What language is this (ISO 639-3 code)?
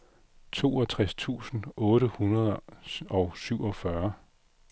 dan